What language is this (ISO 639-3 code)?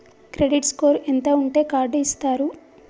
tel